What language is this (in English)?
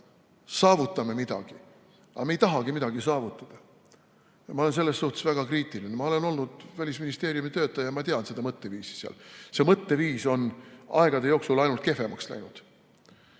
Estonian